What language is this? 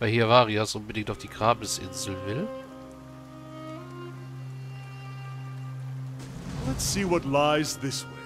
German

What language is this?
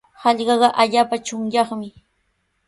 Sihuas Ancash Quechua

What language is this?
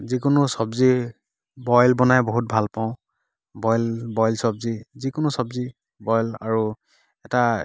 Assamese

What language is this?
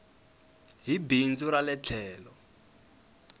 Tsonga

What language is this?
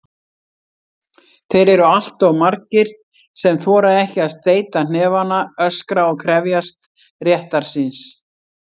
Icelandic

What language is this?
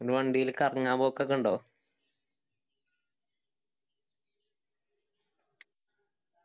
Malayalam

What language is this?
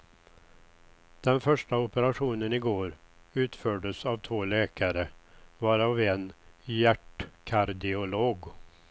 Swedish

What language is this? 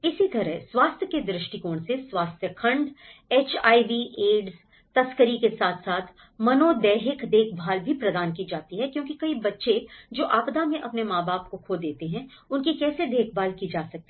Hindi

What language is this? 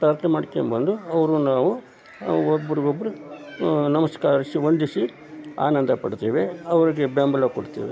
Kannada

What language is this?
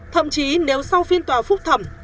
Vietnamese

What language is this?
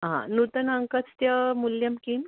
Sanskrit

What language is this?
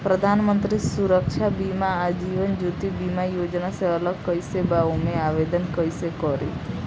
Bhojpuri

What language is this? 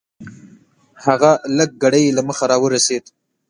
Pashto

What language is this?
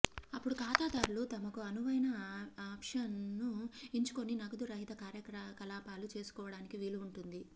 Telugu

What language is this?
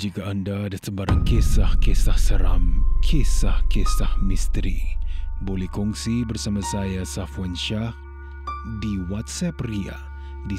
Malay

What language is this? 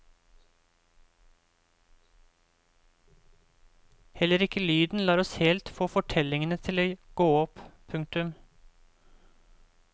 Norwegian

